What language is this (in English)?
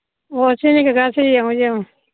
Manipuri